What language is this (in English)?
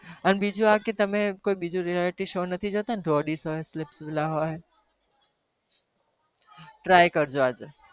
Gujarati